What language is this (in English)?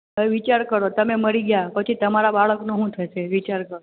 Gujarati